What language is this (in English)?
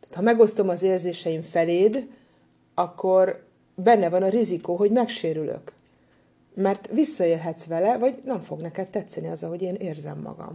Hungarian